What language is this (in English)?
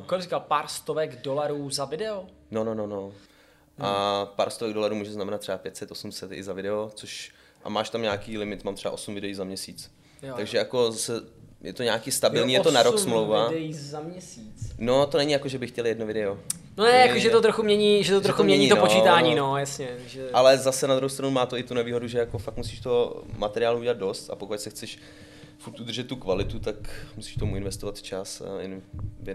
Czech